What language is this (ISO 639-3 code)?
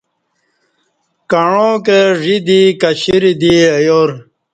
bsh